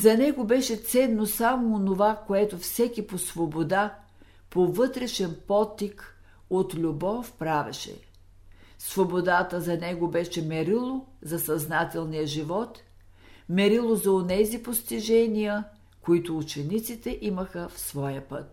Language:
Bulgarian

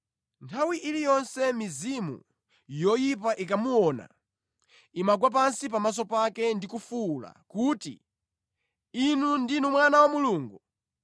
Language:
Nyanja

